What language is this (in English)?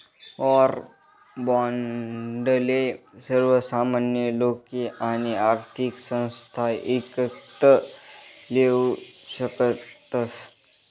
Marathi